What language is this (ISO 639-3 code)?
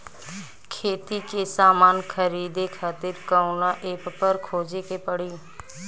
bho